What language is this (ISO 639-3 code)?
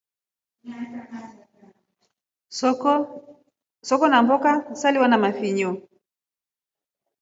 rof